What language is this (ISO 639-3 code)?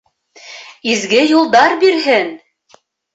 bak